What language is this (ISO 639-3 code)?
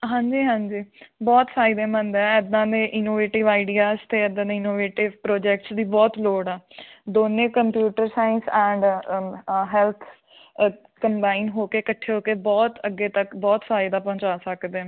pan